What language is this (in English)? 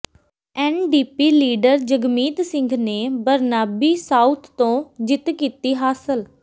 Punjabi